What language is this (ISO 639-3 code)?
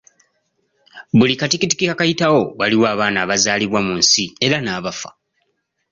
lug